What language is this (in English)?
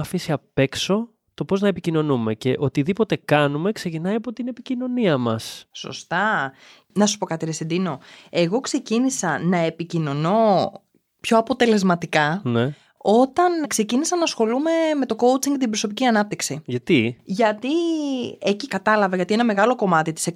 Greek